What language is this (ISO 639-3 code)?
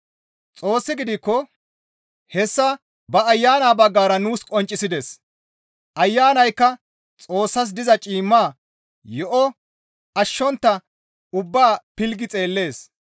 gmv